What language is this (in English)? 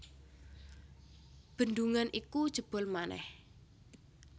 Javanese